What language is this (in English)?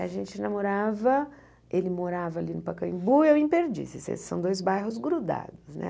Portuguese